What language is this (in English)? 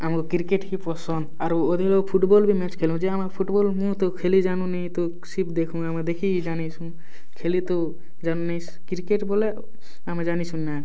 Odia